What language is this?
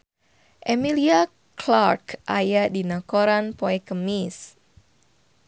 Sundanese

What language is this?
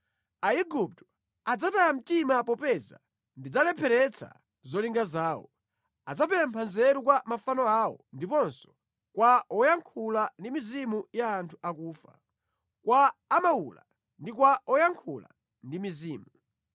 Nyanja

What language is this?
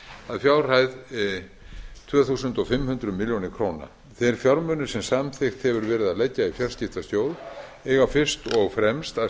Icelandic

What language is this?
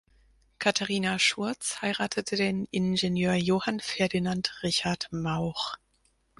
German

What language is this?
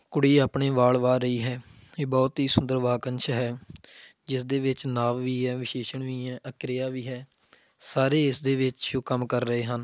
Punjabi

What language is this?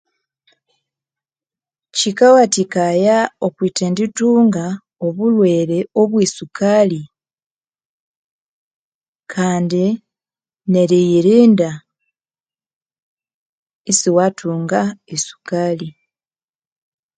Konzo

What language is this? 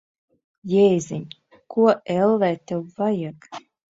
Latvian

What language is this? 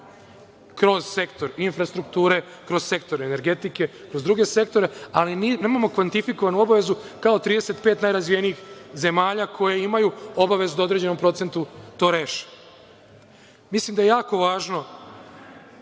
Serbian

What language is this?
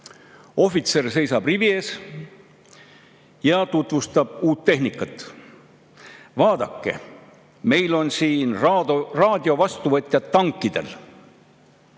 Estonian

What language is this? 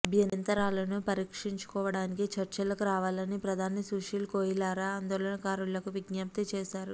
Telugu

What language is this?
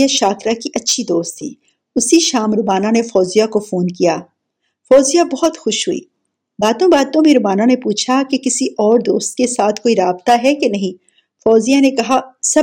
Urdu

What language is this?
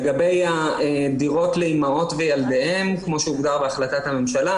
Hebrew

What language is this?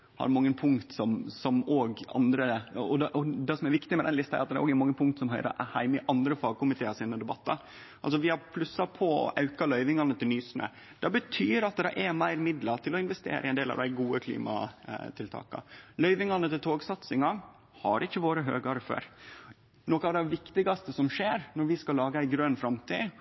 Norwegian Nynorsk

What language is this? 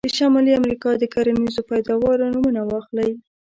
Pashto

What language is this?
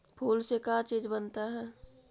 Magahi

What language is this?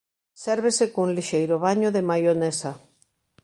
Galician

